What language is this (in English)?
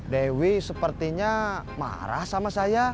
Indonesian